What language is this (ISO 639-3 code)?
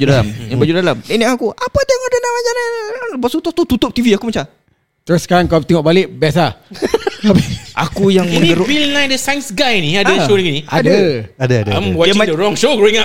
msa